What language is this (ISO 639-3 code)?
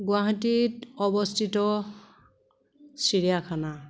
asm